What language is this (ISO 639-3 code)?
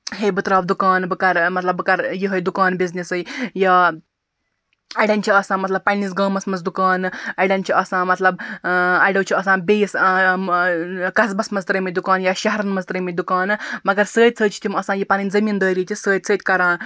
kas